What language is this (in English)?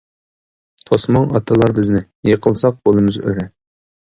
Uyghur